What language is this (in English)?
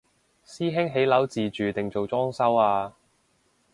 Cantonese